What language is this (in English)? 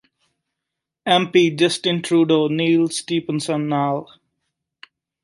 Punjabi